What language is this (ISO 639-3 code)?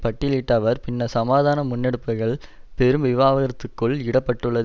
tam